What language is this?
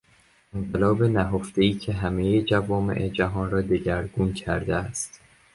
Persian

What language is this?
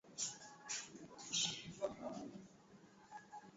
Swahili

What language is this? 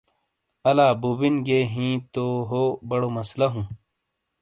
Shina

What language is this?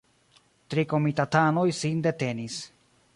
Esperanto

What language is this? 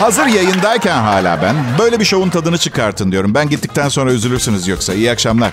Turkish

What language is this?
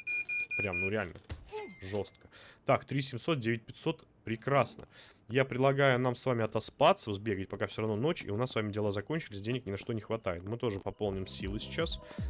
Russian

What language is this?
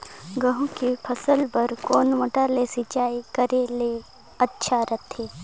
Chhattisgarhi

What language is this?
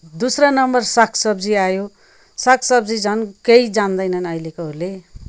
Nepali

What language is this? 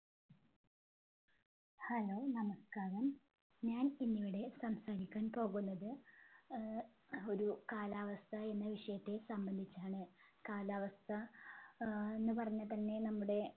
Malayalam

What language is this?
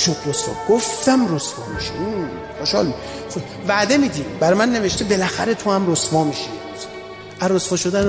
Persian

